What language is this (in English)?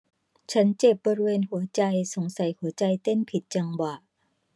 Thai